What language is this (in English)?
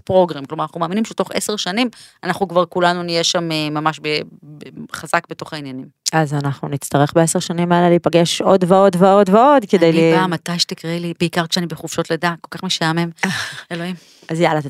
Hebrew